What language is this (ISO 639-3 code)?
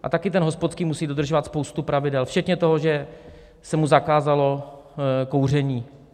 ces